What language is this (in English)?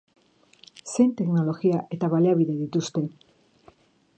Basque